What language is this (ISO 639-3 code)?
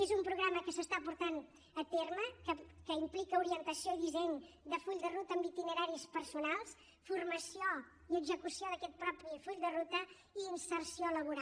cat